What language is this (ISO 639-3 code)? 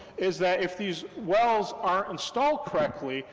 eng